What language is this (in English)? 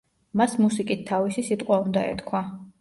Georgian